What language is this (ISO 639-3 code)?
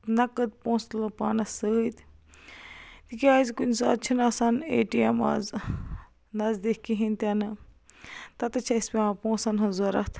kas